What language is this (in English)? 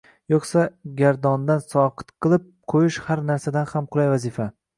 Uzbek